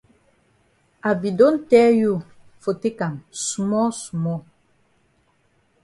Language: Cameroon Pidgin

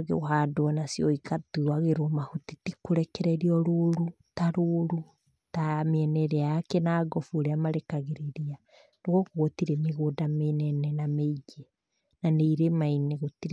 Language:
Kikuyu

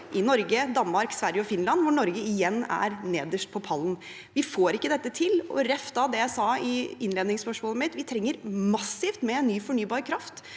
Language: Norwegian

